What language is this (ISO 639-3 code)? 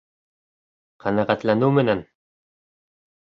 bak